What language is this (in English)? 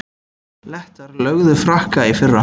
Icelandic